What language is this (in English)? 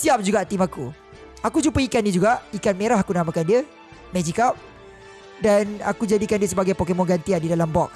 Malay